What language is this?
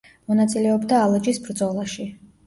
Georgian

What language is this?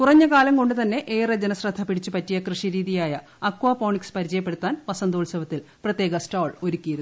Malayalam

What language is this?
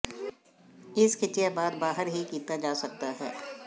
Punjabi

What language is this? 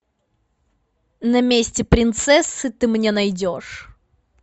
Russian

